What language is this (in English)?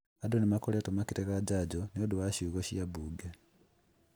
Kikuyu